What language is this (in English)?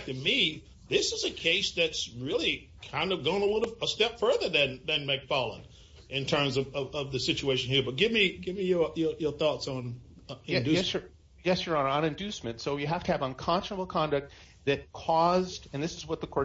English